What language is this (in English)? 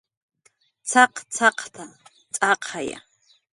Jaqaru